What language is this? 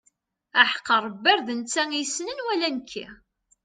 Kabyle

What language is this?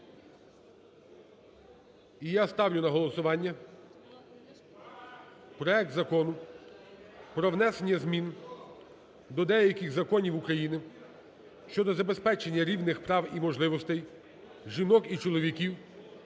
Ukrainian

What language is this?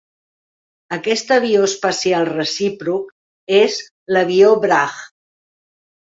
Catalan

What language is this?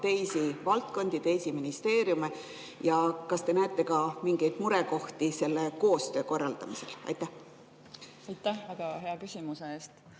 Estonian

